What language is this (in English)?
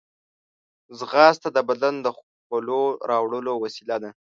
Pashto